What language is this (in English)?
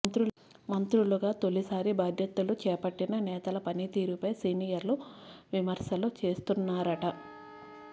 Telugu